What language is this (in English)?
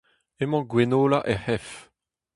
Breton